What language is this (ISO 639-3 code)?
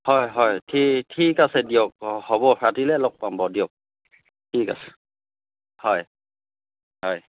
asm